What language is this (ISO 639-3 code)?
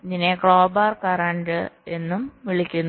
mal